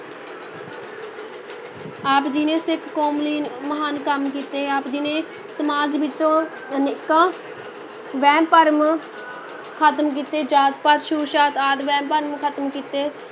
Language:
Punjabi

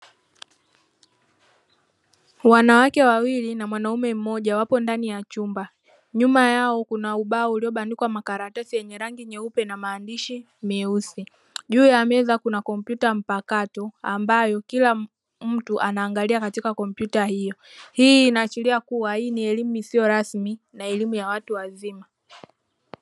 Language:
Swahili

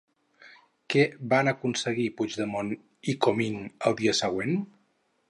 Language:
Catalan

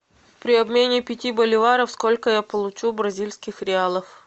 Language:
Russian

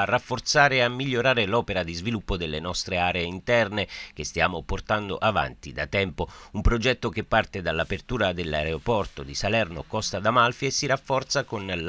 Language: Italian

